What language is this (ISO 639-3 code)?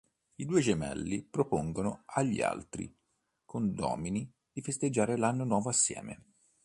ita